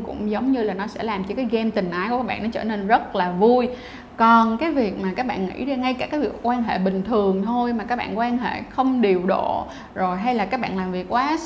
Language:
Vietnamese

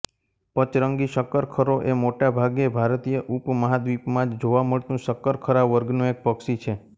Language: Gujarati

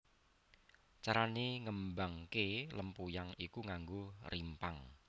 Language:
Javanese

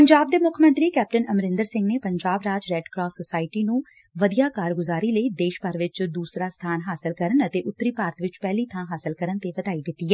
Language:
Punjabi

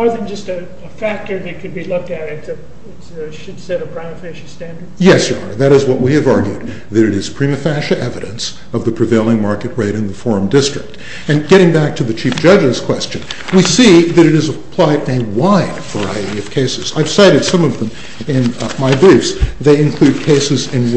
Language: English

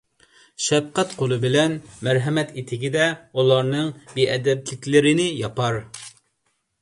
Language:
Uyghur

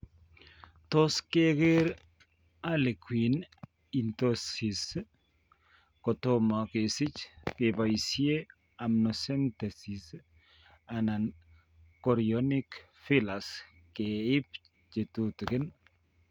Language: Kalenjin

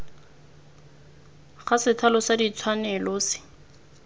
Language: Tswana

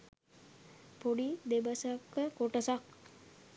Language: Sinhala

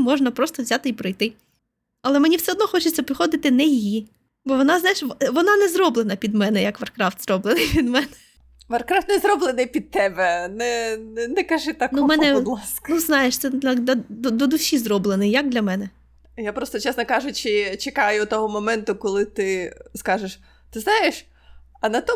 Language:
Ukrainian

